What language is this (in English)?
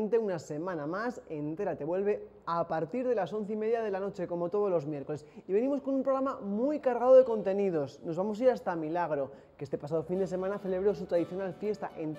Spanish